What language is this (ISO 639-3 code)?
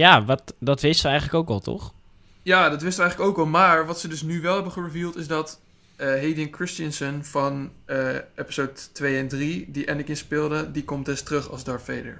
nld